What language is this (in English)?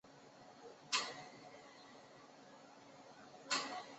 Chinese